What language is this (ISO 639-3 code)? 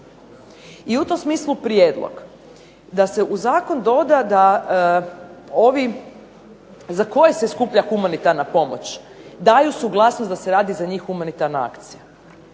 hrv